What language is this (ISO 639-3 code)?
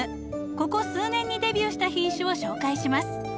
jpn